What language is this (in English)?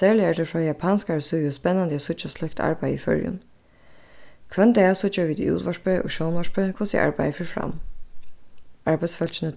Faroese